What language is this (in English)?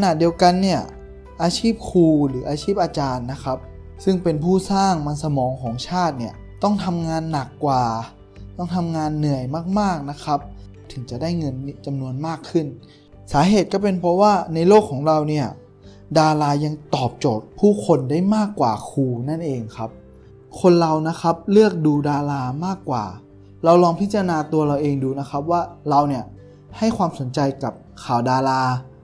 Thai